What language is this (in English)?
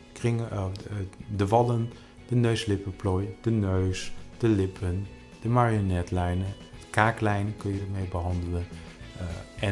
Dutch